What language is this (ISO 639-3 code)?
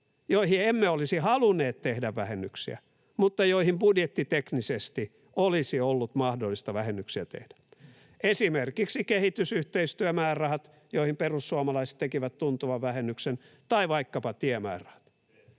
fin